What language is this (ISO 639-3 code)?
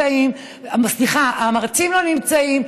heb